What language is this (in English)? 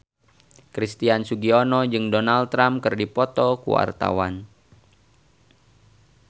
Sundanese